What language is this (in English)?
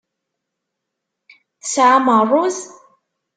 Kabyle